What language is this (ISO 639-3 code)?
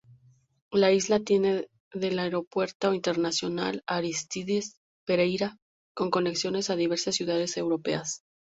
spa